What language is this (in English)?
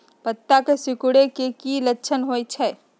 Magahi